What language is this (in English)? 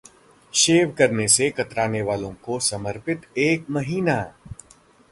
Hindi